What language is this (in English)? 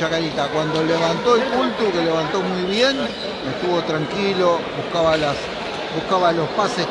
Spanish